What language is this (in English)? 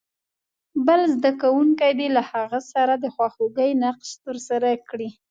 Pashto